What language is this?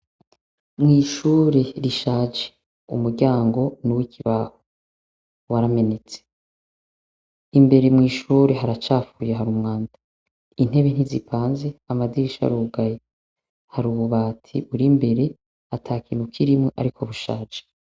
Rundi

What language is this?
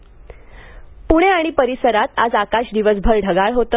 Marathi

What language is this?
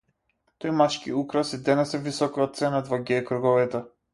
Macedonian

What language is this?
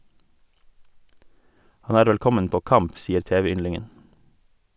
Norwegian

